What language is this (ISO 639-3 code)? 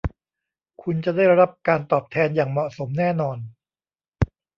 tha